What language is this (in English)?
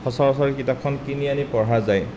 Assamese